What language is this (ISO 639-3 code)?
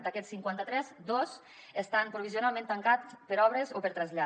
cat